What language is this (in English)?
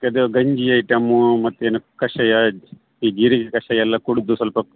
Kannada